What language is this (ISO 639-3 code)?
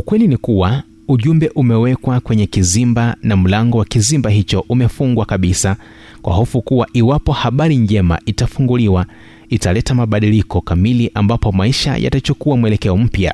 swa